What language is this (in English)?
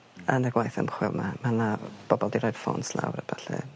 Welsh